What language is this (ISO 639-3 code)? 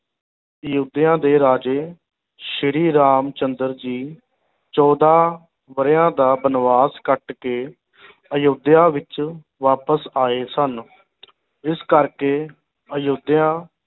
pan